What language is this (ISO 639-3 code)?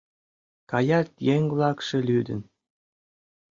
chm